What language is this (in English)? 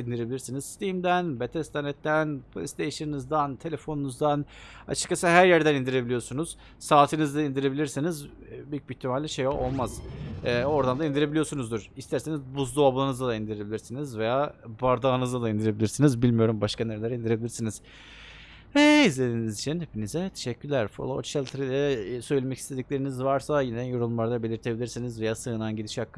Turkish